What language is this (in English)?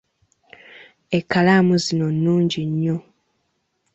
Ganda